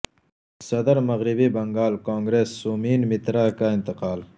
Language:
Urdu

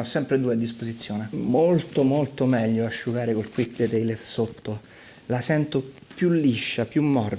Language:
Italian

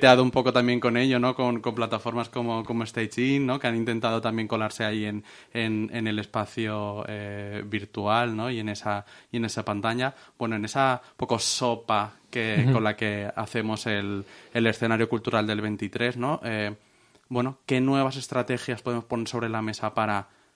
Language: Spanish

